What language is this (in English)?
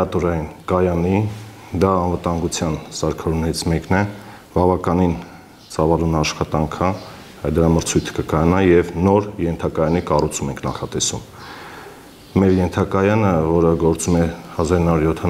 Romanian